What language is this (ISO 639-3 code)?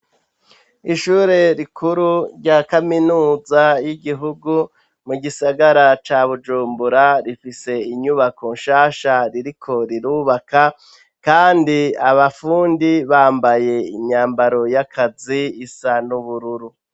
run